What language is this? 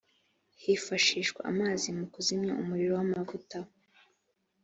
Kinyarwanda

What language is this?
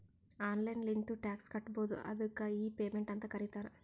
Kannada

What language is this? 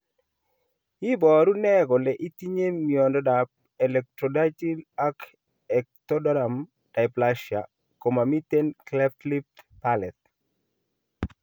Kalenjin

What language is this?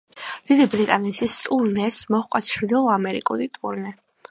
Georgian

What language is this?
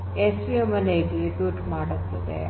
Kannada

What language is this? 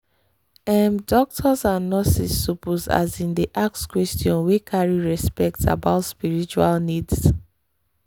Nigerian Pidgin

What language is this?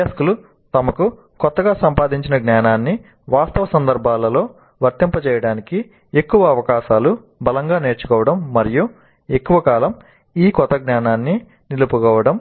Telugu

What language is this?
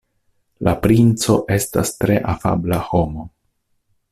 Esperanto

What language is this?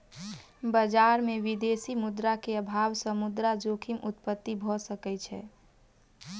Maithili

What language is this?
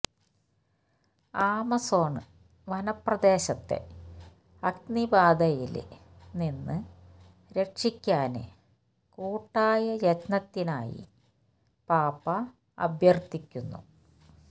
Malayalam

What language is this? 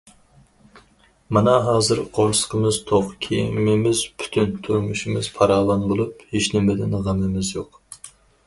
Uyghur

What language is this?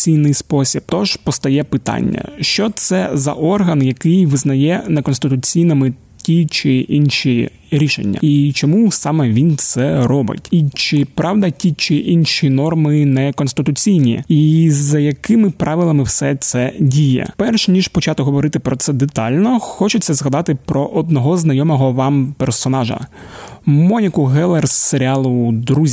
Ukrainian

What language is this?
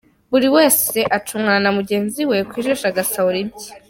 Kinyarwanda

